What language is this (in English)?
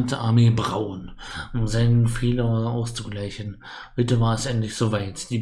German